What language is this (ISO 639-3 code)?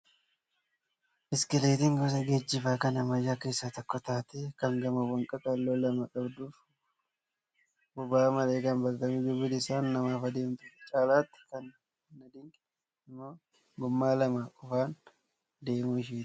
orm